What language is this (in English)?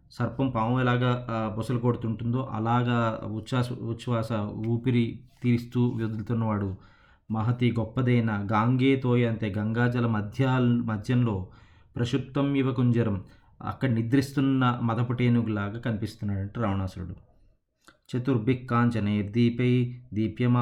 Telugu